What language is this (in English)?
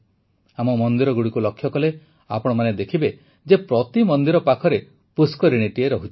Odia